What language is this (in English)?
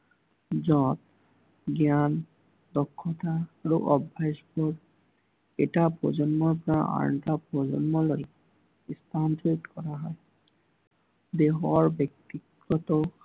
Assamese